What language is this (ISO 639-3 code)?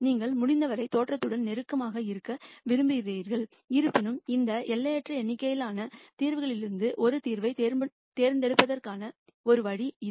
tam